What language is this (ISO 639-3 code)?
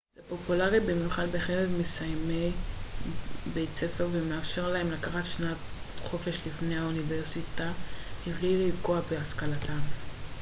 heb